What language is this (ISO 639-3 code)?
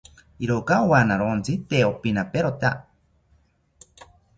cpy